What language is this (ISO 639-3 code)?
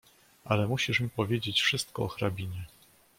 pol